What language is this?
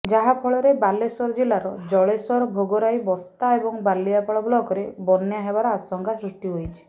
Odia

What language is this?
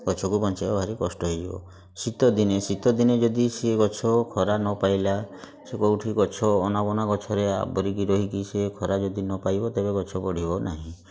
Odia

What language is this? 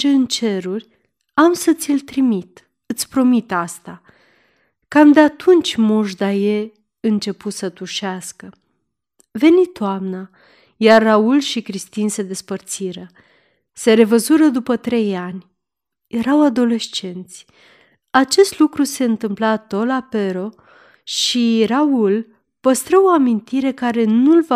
Romanian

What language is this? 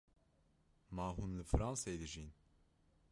Kurdish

